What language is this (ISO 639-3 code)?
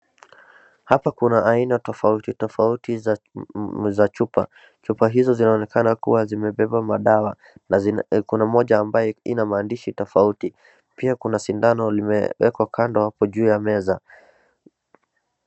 swa